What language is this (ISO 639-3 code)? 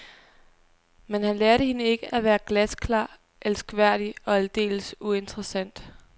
dan